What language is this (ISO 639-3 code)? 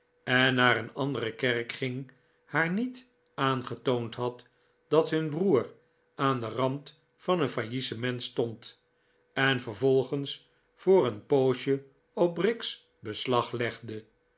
nld